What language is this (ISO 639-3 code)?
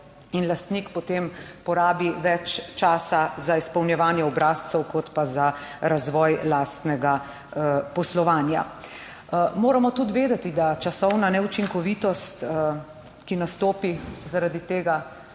slv